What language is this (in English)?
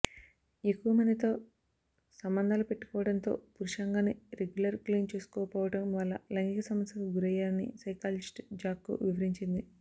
Telugu